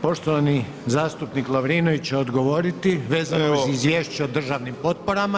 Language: Croatian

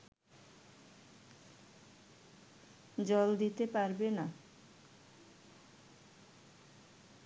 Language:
Bangla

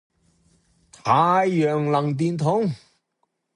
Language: Cantonese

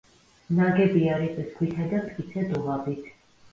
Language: Georgian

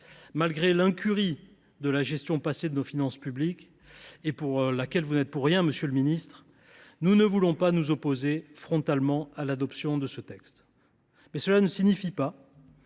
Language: French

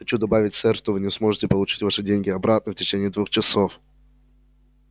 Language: Russian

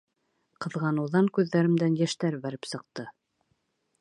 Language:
Bashkir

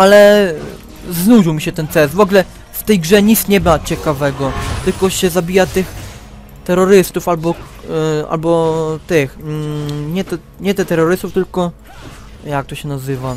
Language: Polish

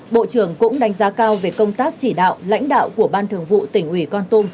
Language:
Vietnamese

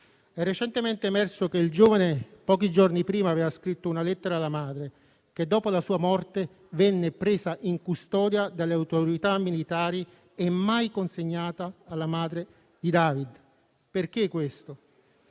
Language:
Italian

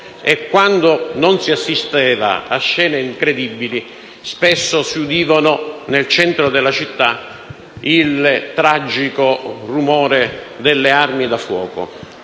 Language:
Italian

